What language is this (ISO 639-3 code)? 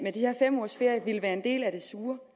dan